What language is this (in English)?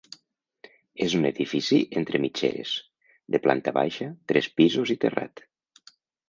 Catalan